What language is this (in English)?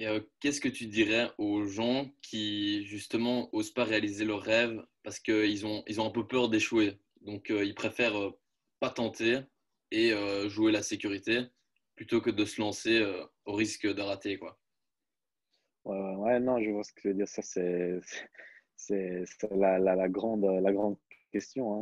French